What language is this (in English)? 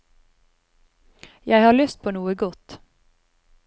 Norwegian